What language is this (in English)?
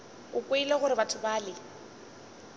Northern Sotho